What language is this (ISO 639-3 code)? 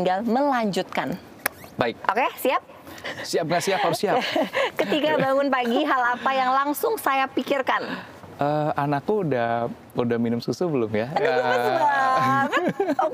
ind